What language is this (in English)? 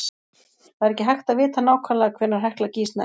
Icelandic